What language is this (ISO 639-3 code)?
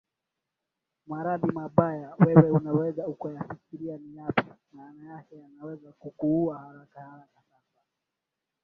swa